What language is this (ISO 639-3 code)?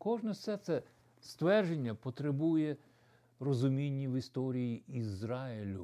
ukr